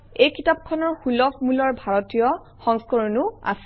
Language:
Assamese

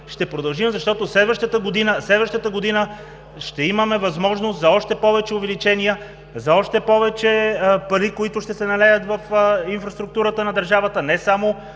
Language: Bulgarian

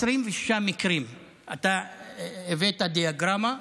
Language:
Hebrew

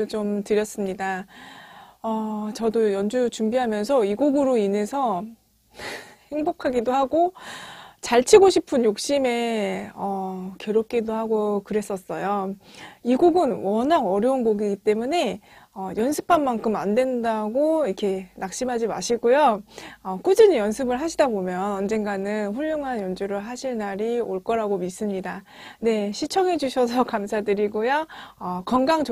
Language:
Korean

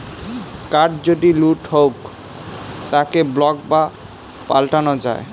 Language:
Bangla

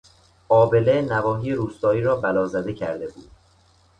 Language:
Persian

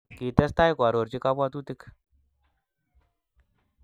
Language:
Kalenjin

